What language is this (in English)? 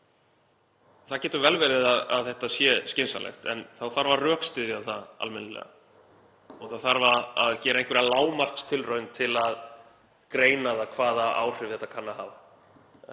Icelandic